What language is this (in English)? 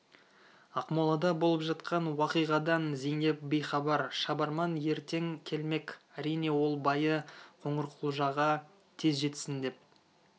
Kazakh